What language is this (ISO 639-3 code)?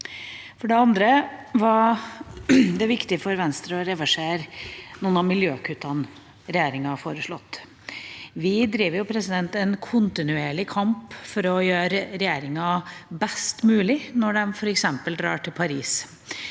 nor